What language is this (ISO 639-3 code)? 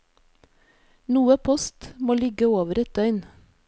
nor